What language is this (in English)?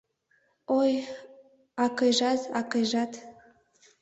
Mari